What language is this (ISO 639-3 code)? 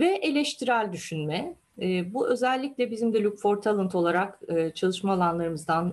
tur